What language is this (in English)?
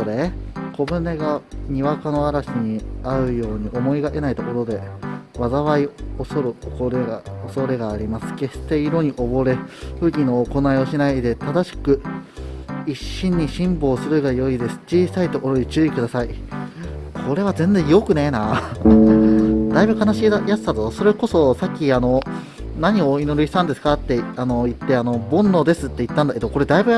Japanese